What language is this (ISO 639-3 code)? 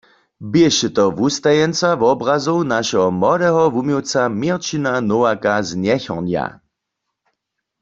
hsb